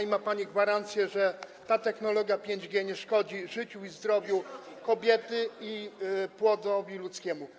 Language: Polish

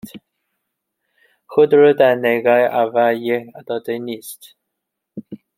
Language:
Persian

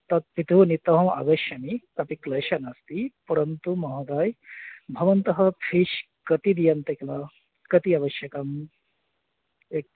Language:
Sanskrit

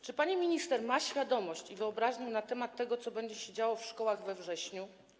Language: Polish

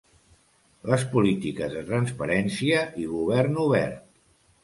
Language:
Catalan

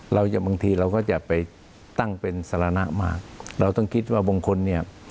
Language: Thai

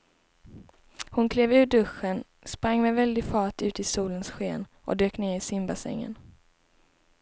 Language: Swedish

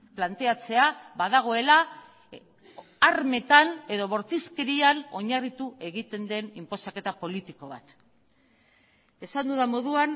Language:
Basque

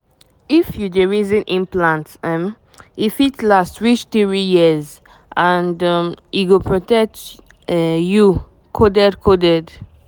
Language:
Nigerian Pidgin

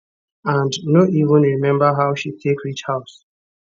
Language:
Nigerian Pidgin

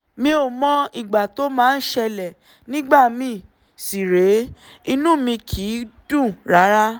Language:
Yoruba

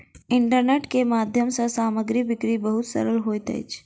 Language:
Maithili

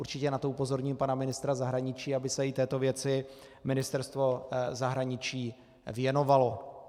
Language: Czech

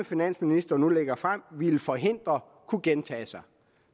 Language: Danish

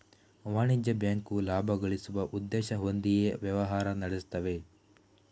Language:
Kannada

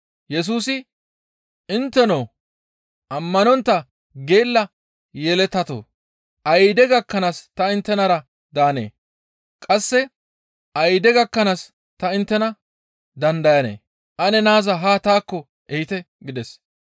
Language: Gamo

